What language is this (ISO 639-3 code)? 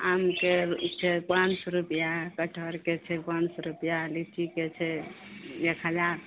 mai